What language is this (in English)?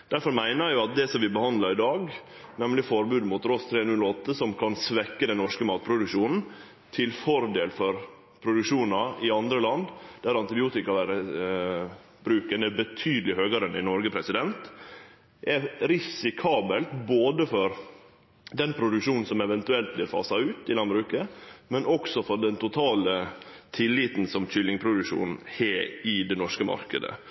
Norwegian Nynorsk